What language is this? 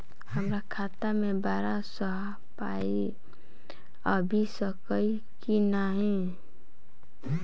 Maithili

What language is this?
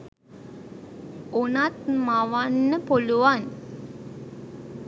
Sinhala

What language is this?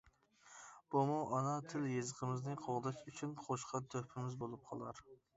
Uyghur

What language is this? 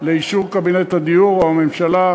Hebrew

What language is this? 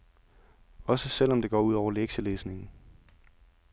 Danish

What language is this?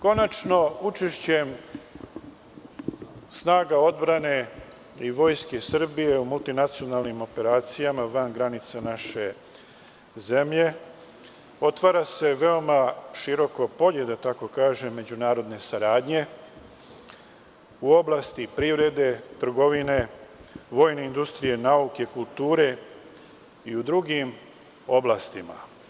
Serbian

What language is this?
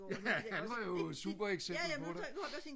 Danish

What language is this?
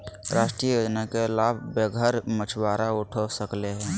Magahi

